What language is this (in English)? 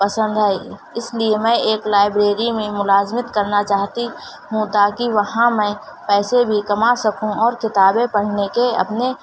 Urdu